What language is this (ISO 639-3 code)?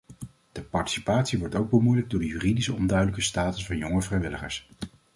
nld